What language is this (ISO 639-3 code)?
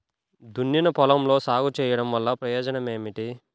tel